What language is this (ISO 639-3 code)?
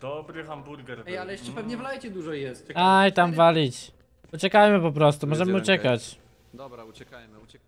pol